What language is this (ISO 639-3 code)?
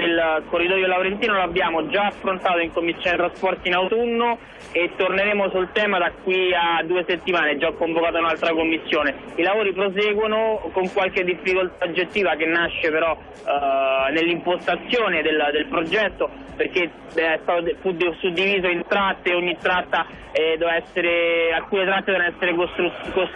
ita